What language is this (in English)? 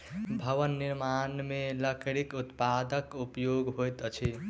Maithili